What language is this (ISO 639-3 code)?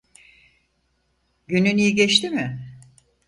tur